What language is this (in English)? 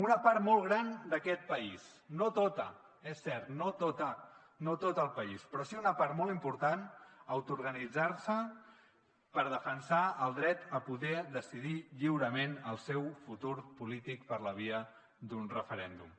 Catalan